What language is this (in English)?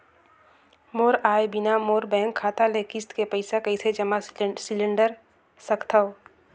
Chhattisgarhi